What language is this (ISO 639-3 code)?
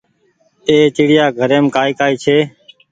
gig